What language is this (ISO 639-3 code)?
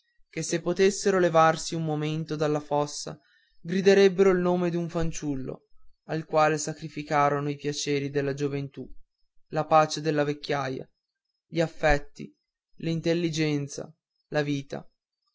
ita